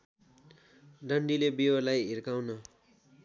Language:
Nepali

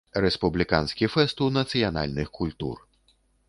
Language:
Belarusian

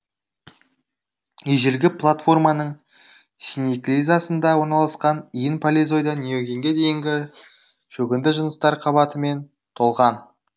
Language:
Kazakh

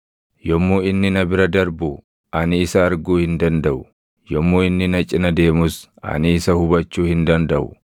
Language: Oromo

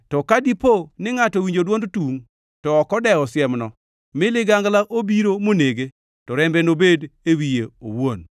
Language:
Luo (Kenya and Tanzania)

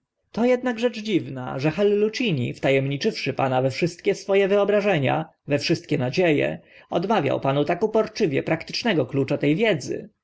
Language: Polish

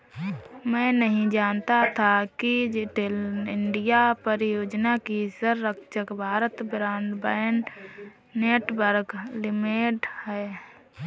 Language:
Hindi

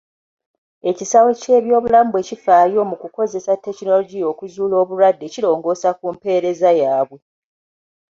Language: Ganda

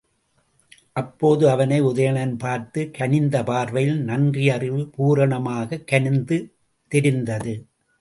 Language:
Tamil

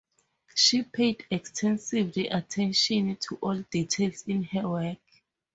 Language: English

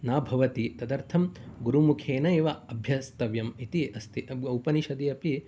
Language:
Sanskrit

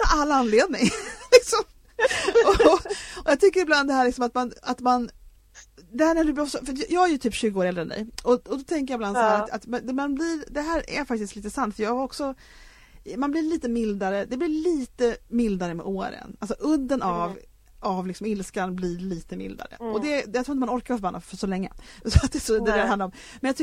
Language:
Swedish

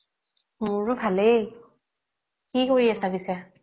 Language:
Assamese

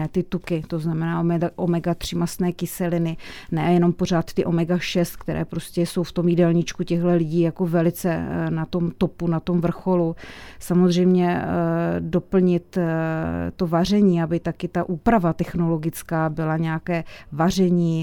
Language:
Czech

